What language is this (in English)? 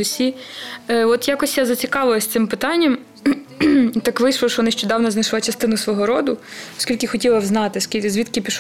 Ukrainian